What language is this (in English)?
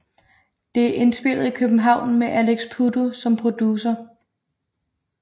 Danish